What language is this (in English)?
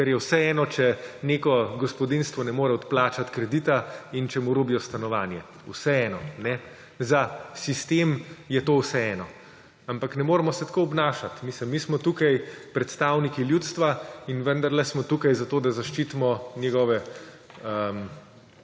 Slovenian